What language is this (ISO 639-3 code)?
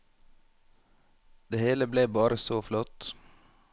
nor